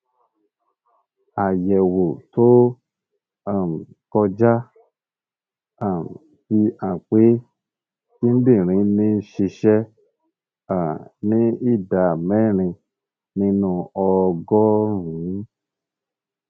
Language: Yoruba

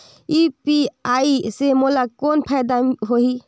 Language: Chhattisgarhi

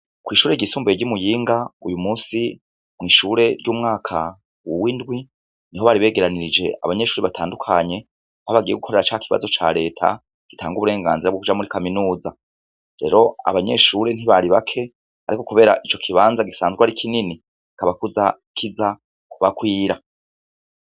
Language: Rundi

